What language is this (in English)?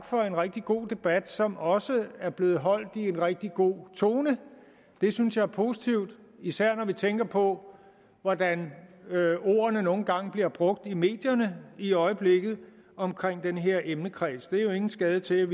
Danish